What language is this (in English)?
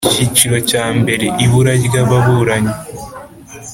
Kinyarwanda